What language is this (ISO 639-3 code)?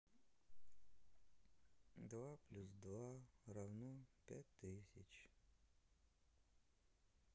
rus